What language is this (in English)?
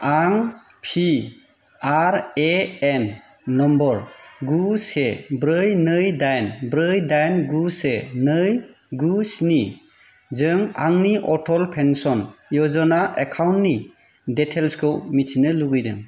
Bodo